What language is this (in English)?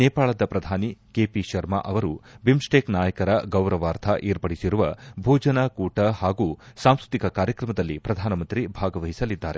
Kannada